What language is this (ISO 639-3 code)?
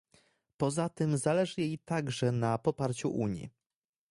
pol